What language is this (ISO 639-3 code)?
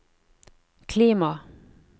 nor